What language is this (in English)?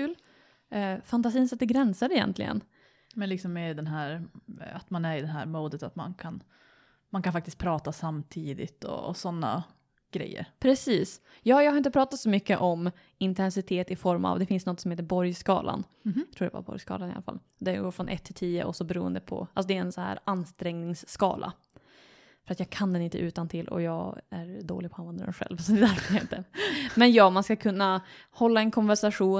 Swedish